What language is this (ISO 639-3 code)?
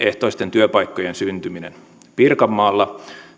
fin